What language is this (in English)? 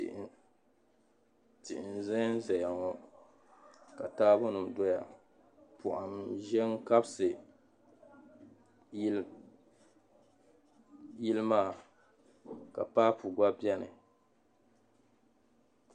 Dagbani